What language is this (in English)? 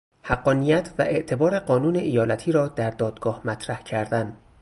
Persian